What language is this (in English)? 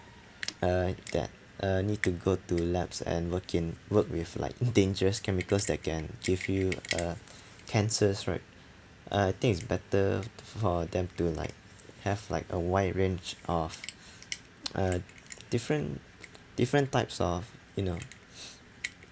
English